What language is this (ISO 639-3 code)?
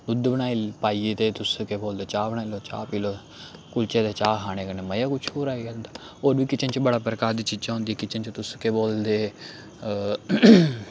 doi